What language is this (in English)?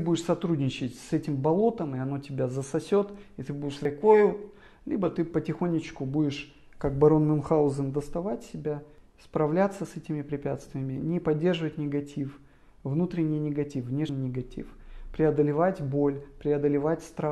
Russian